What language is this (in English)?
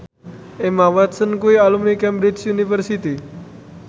Javanese